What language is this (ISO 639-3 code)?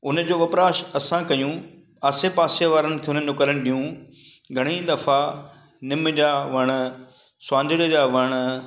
snd